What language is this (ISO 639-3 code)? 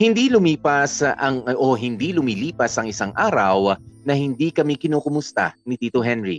fil